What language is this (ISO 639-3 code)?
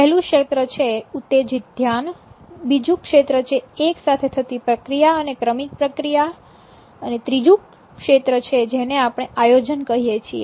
guj